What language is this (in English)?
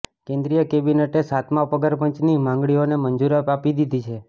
Gujarati